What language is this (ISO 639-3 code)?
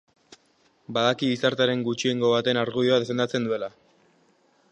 eus